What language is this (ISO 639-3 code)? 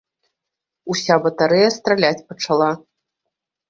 bel